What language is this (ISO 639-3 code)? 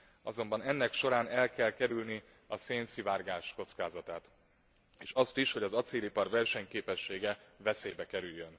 hun